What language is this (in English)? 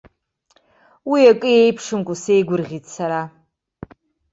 Abkhazian